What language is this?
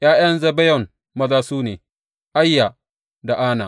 Hausa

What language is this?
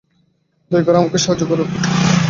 Bangla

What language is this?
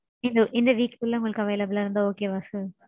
Tamil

